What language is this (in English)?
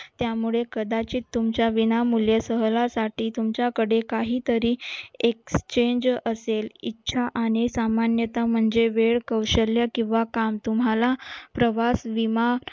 Marathi